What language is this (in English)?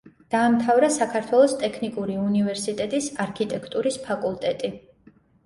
Georgian